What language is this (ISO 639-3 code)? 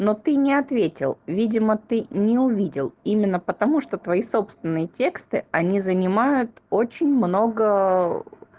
rus